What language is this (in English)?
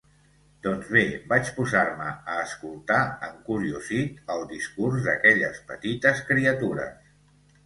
Catalan